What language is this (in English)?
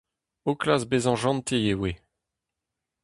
Breton